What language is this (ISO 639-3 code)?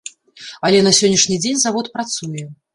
bel